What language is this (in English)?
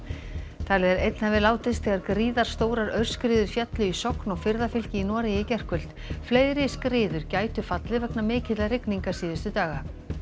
Icelandic